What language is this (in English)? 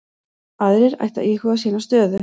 Icelandic